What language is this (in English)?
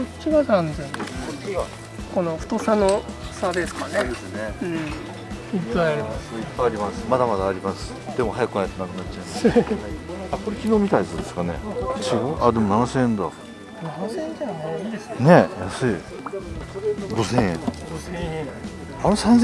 Japanese